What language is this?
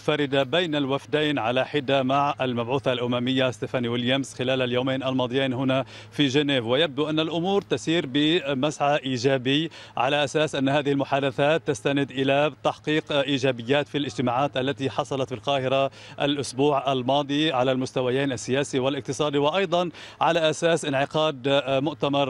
Arabic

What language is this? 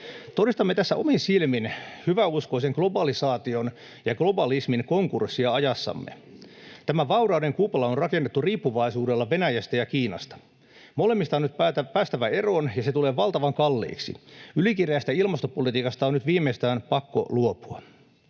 Finnish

